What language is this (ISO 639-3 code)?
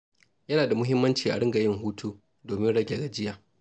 hau